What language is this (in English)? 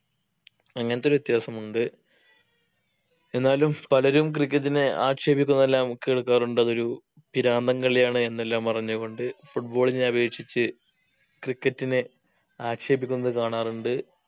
Malayalam